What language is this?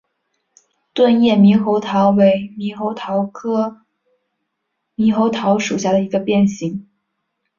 Chinese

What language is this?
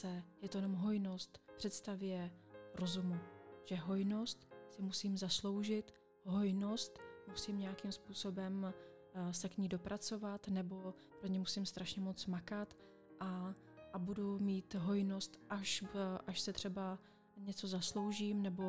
Czech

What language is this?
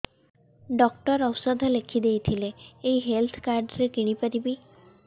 Odia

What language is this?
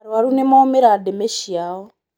Kikuyu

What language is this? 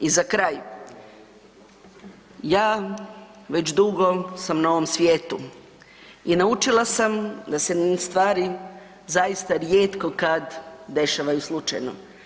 Croatian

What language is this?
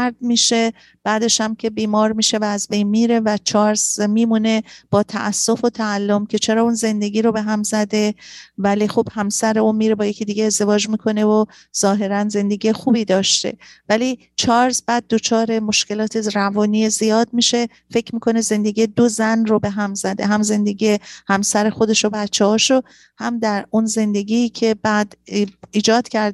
Persian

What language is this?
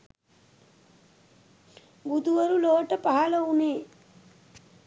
Sinhala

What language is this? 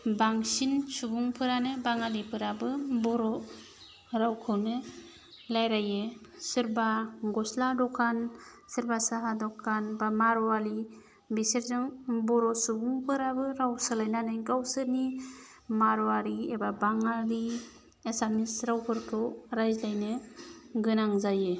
Bodo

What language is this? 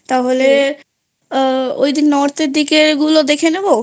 Bangla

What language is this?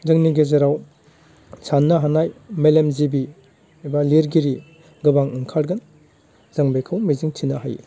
Bodo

